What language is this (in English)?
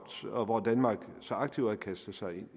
Danish